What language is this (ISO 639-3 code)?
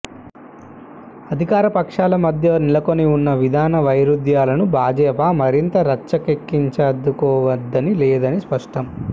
tel